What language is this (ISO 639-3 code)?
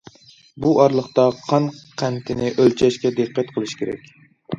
uig